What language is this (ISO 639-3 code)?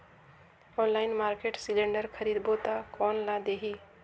hne